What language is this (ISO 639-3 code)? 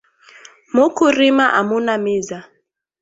swa